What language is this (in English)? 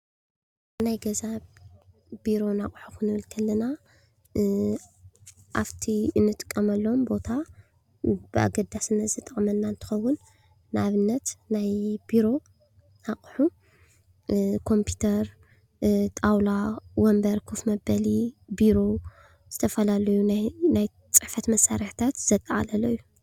Tigrinya